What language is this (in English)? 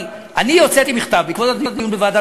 Hebrew